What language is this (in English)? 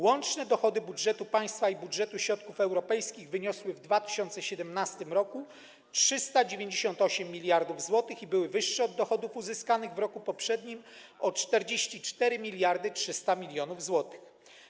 Polish